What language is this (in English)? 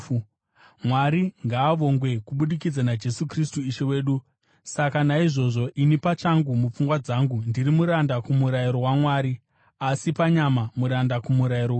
Shona